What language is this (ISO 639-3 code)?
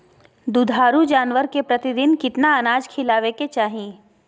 mag